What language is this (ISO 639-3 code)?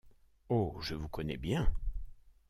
fra